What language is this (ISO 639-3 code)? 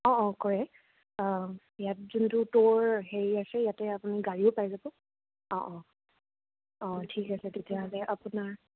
asm